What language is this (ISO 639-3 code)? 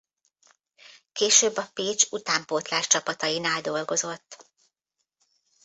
hun